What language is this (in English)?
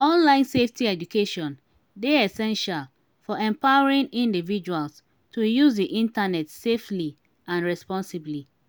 Nigerian Pidgin